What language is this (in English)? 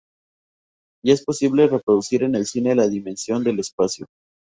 Spanish